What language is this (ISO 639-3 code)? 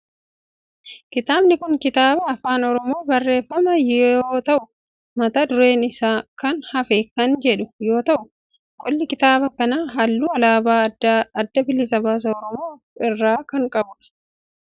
orm